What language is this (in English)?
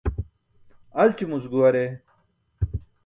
Burushaski